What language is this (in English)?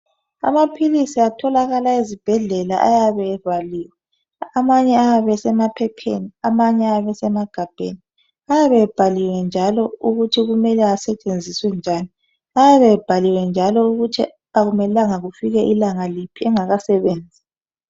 North Ndebele